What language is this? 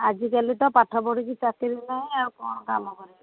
Odia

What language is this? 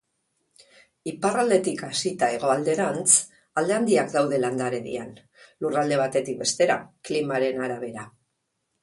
Basque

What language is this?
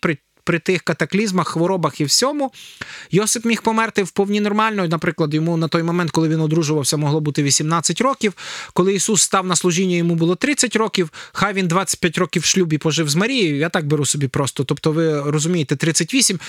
Ukrainian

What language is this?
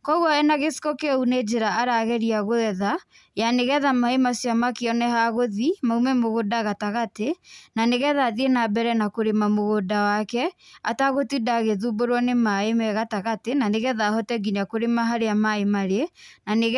Kikuyu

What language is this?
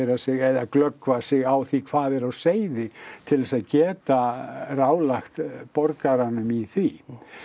Icelandic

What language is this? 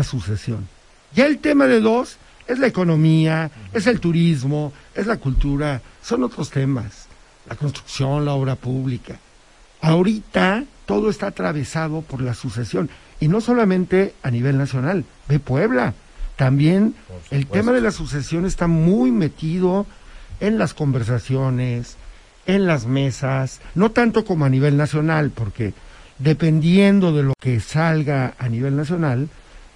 Spanish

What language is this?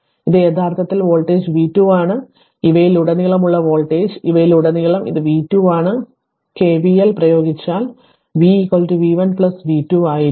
Malayalam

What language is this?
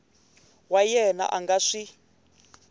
Tsonga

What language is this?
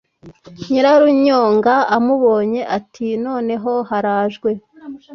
Kinyarwanda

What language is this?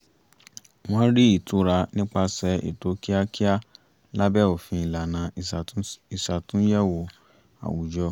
Yoruba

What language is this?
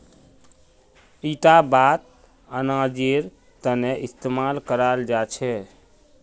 Magahi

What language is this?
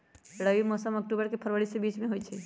Magahi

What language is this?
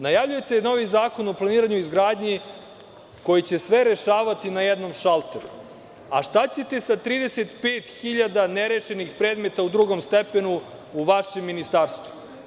Serbian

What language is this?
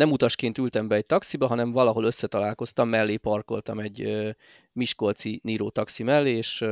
Hungarian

